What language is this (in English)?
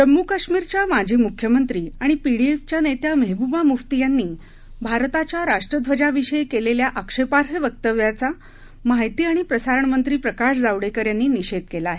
Marathi